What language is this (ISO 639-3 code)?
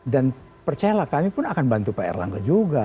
ind